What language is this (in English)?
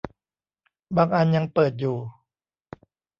Thai